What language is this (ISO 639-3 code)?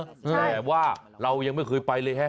tha